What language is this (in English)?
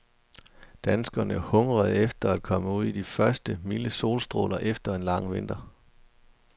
Danish